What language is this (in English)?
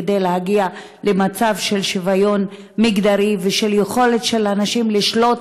Hebrew